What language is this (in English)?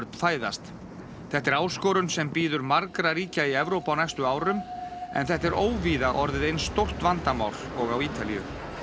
Icelandic